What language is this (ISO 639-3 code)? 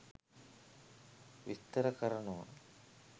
sin